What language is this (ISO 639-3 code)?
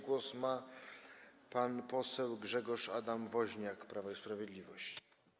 pol